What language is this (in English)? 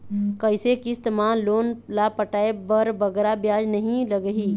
Chhattisgarhi